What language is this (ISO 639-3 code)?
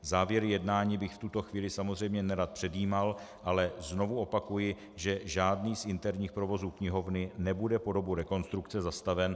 ces